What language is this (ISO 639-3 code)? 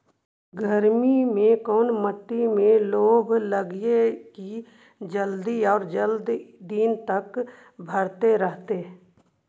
mag